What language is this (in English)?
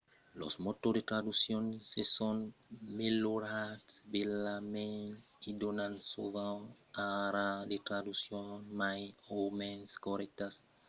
Occitan